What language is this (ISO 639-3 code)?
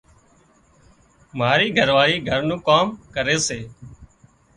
kxp